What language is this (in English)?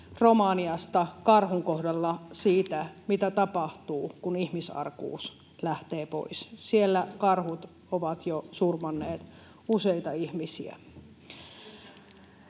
Finnish